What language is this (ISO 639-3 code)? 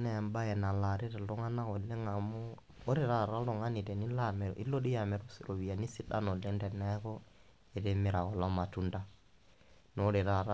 mas